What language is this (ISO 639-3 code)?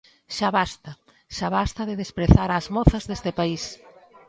glg